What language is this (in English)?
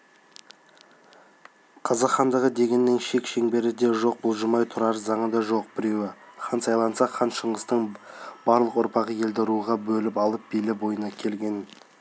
Kazakh